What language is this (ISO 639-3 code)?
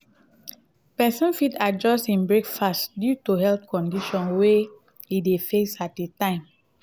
pcm